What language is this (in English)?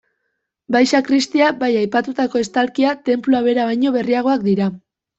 Basque